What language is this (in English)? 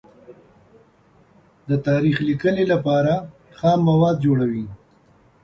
Pashto